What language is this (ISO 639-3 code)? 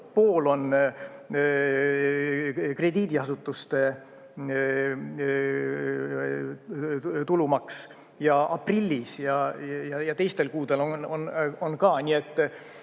est